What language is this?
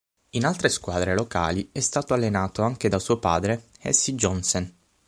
Italian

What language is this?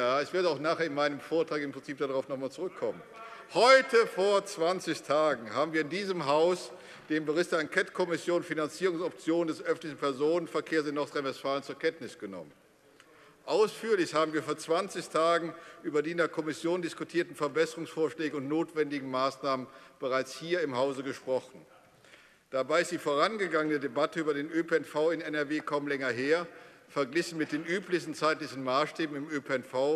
German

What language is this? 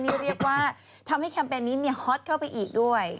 Thai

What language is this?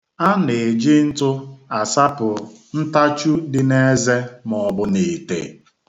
Igbo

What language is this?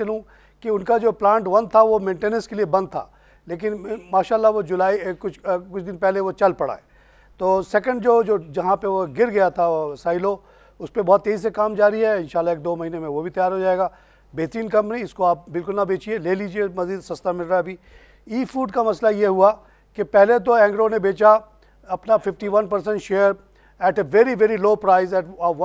Hindi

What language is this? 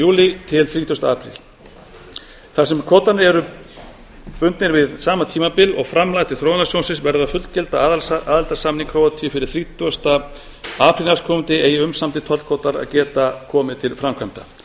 Icelandic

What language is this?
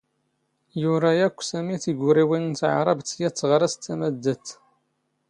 Standard Moroccan Tamazight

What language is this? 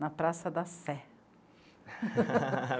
Portuguese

